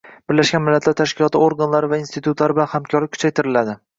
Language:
Uzbek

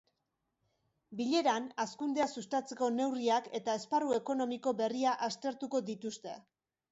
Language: Basque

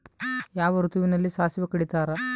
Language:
Kannada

